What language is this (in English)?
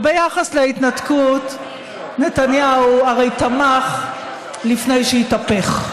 Hebrew